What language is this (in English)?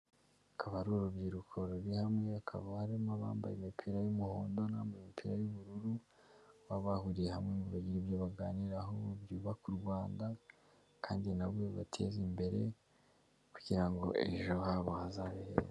Kinyarwanda